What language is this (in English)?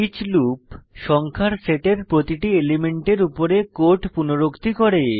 Bangla